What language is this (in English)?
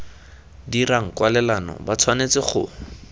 Tswana